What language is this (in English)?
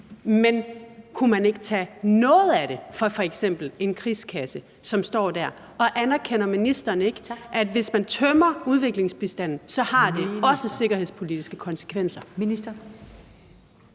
Danish